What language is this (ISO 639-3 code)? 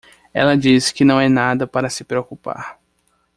por